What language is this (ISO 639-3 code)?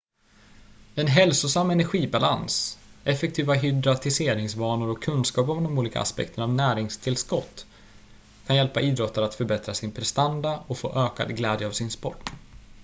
swe